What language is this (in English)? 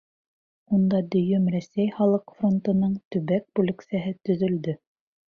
Bashkir